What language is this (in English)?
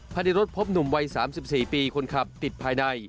Thai